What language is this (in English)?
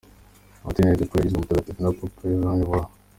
Kinyarwanda